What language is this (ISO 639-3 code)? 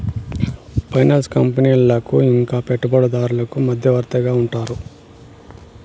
tel